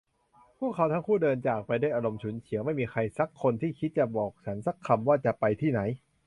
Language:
Thai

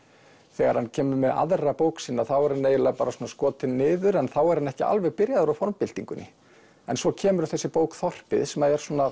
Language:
Icelandic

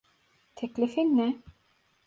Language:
Turkish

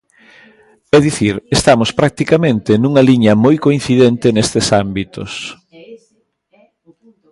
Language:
Galician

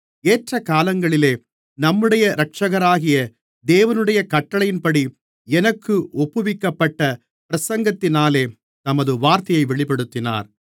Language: Tamil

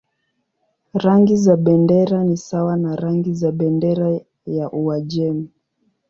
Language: Swahili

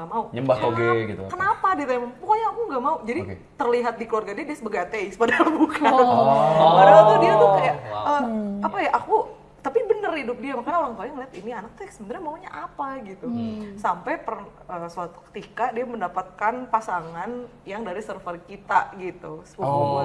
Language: Indonesian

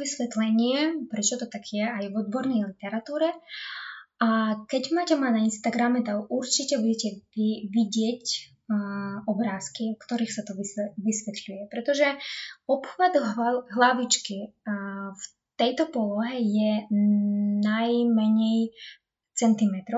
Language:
Slovak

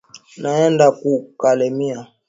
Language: Swahili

